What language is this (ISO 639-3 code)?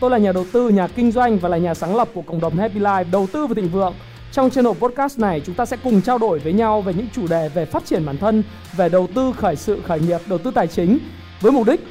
vie